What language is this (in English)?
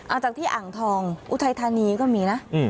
Thai